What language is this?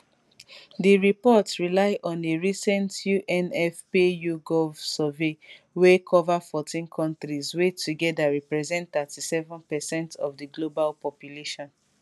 Nigerian Pidgin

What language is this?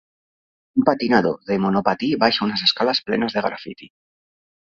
Catalan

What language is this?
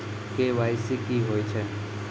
Maithili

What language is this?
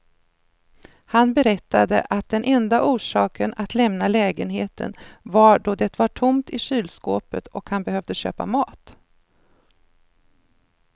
Swedish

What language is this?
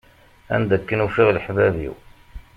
Kabyle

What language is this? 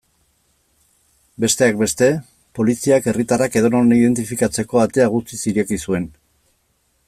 Basque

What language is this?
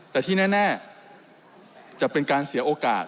Thai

